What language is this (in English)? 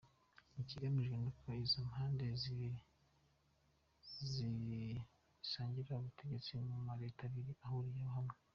Kinyarwanda